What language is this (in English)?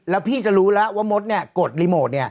Thai